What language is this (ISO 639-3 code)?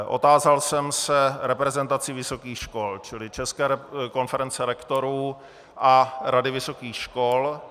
ces